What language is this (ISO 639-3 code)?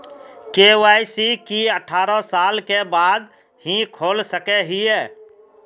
mag